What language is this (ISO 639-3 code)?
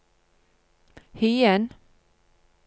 nor